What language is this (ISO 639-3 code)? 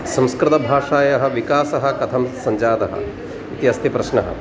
san